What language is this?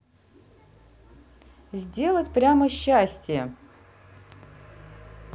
Russian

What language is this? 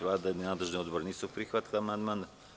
Serbian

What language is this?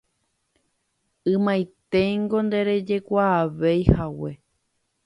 Guarani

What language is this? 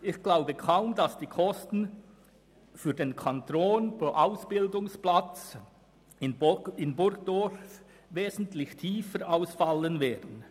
Swiss German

